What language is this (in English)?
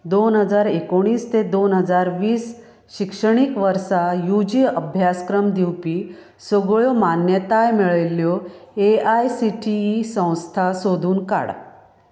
Konkani